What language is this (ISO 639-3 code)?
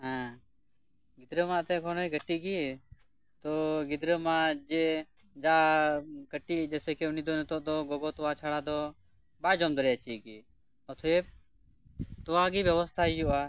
sat